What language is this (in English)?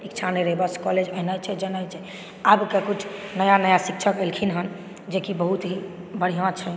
Maithili